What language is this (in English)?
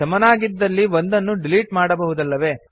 Kannada